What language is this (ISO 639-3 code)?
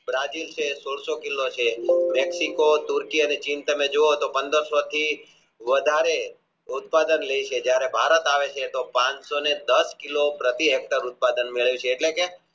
guj